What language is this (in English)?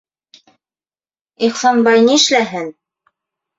Bashkir